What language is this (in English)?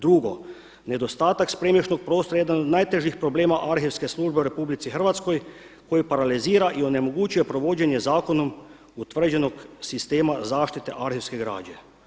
Croatian